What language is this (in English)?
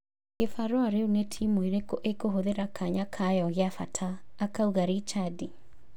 Kikuyu